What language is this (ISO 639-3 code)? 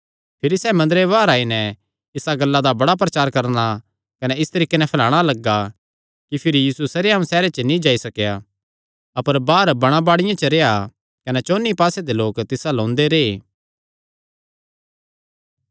xnr